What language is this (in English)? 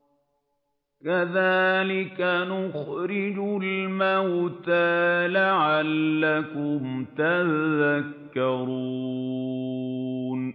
Arabic